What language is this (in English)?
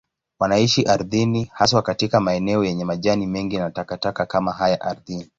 Swahili